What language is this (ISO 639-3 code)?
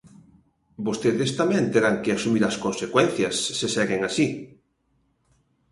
glg